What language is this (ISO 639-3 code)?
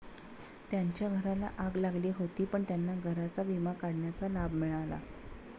mar